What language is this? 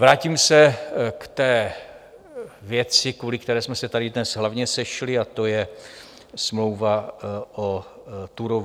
Czech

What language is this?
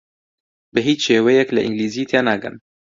Central Kurdish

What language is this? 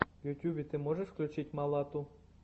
Russian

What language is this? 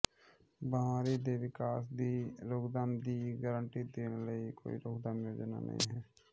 Punjabi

